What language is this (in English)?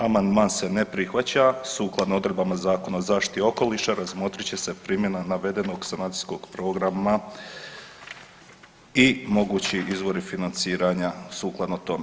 Croatian